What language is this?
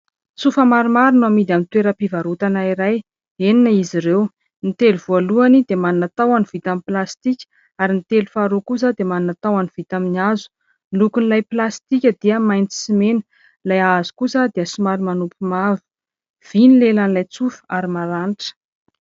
Malagasy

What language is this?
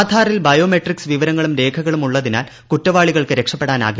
Malayalam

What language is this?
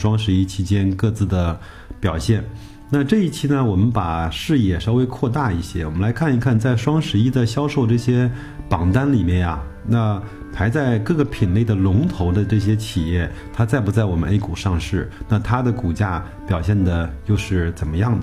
Chinese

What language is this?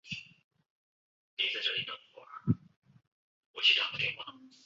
Chinese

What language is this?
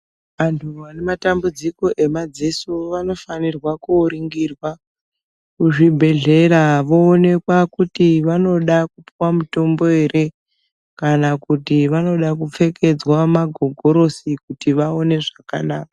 Ndau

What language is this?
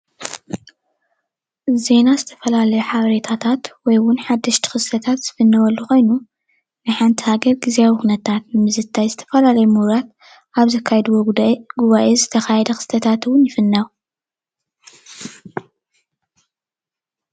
Tigrinya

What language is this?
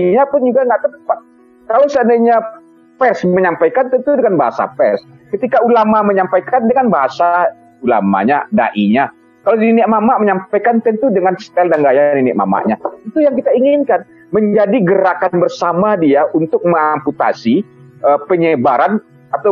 Indonesian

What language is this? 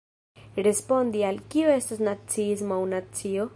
Esperanto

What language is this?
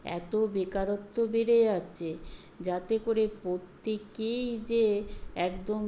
Bangla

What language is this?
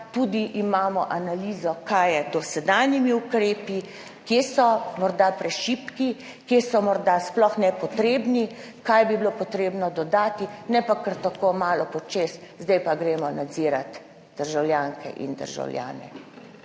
Slovenian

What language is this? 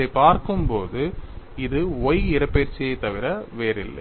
Tamil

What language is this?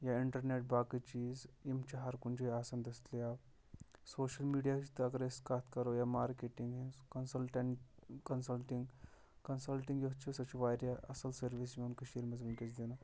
Kashmiri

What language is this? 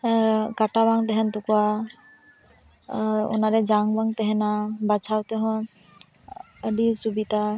Santali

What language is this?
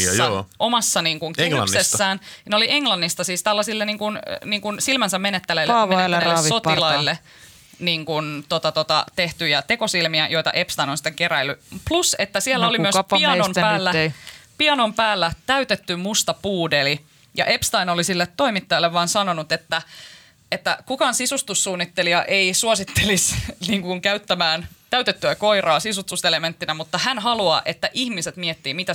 Finnish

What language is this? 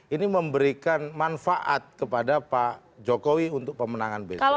Indonesian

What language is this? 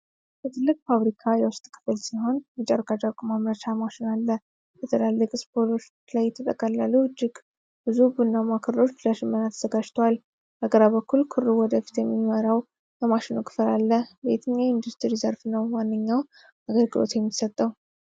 Amharic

